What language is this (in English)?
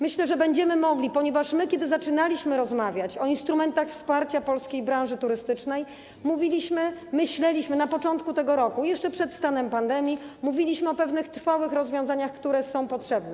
Polish